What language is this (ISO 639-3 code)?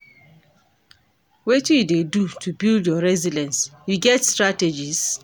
pcm